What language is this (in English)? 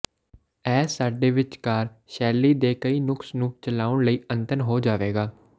Punjabi